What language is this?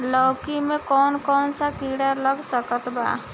Bhojpuri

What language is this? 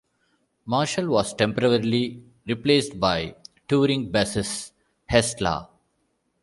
English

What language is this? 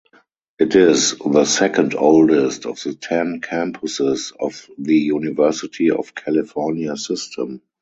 English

